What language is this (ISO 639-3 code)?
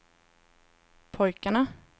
swe